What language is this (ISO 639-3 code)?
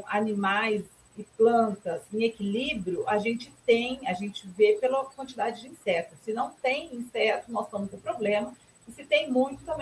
por